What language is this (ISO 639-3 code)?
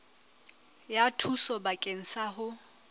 sot